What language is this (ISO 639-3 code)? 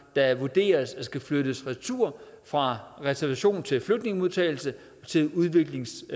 dan